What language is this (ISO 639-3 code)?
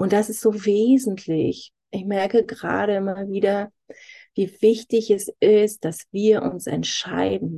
deu